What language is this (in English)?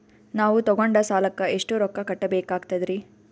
Kannada